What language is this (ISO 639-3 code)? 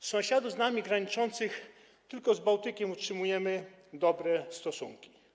pol